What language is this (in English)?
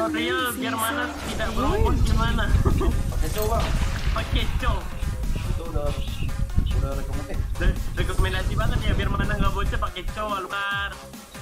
Indonesian